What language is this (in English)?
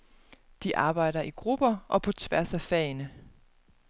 Danish